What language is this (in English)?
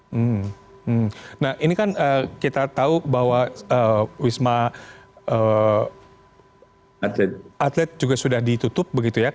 Indonesian